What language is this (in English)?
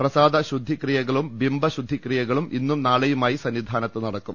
Malayalam